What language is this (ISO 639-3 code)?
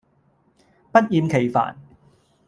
yue